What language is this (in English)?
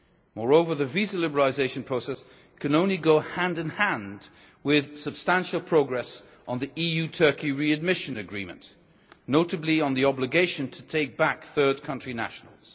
English